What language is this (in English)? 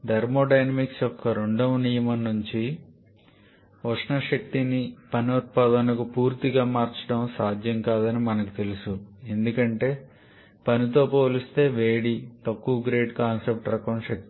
Telugu